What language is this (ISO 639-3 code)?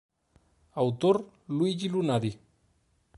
glg